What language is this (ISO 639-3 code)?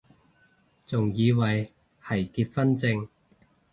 yue